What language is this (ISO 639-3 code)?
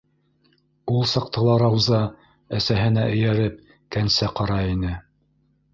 bak